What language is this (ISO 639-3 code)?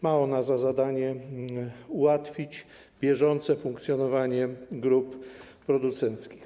pol